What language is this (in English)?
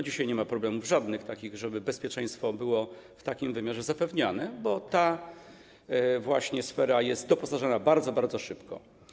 Polish